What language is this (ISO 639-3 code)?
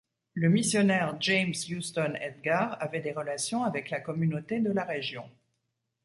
fra